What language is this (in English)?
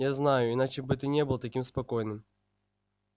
Russian